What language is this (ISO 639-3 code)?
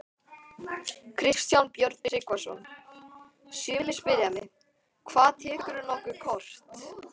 isl